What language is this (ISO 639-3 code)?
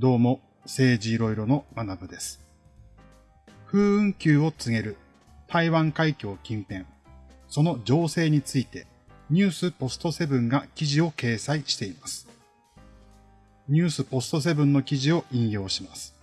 jpn